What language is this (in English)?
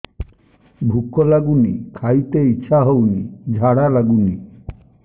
Odia